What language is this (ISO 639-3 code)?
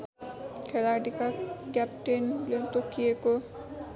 nep